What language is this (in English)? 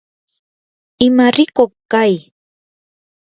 Yanahuanca Pasco Quechua